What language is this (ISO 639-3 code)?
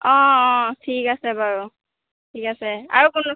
asm